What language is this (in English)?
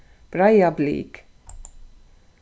Faroese